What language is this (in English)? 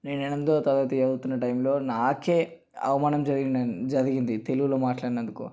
Telugu